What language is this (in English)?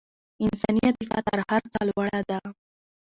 Pashto